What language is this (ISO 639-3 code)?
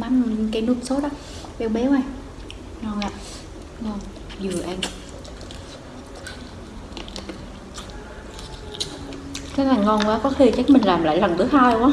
vie